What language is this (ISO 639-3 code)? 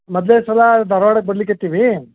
kan